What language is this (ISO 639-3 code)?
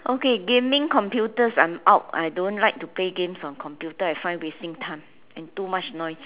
eng